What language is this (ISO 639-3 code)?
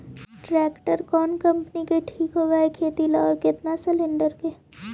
mag